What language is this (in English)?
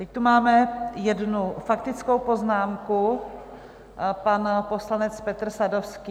Czech